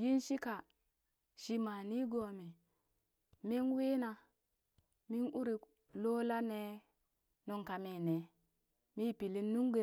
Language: Burak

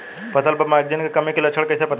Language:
Bhojpuri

